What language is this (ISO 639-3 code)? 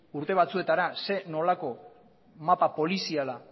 eus